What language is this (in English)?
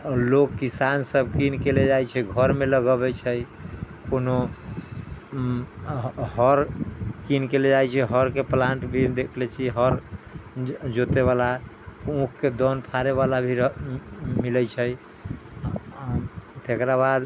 Maithili